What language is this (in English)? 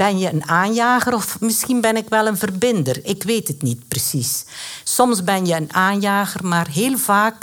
Dutch